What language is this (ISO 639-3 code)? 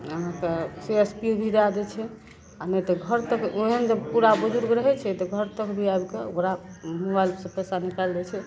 mai